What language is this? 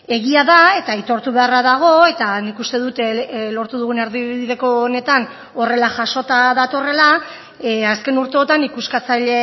Basque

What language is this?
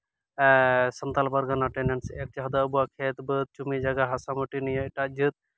Santali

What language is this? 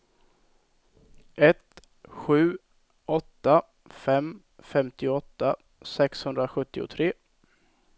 Swedish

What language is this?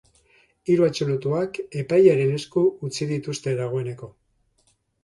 Basque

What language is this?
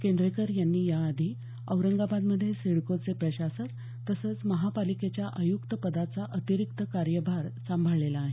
Marathi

